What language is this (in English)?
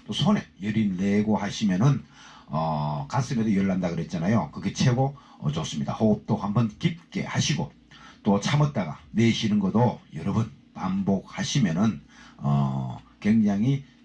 Korean